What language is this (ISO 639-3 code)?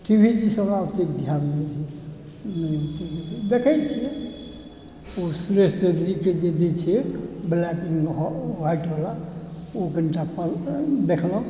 mai